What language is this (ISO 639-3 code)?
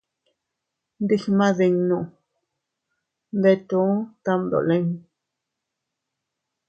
cut